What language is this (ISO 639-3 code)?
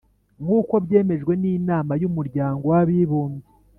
kin